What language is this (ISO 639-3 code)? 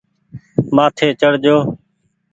gig